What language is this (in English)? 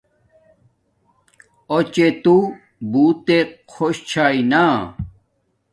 Domaaki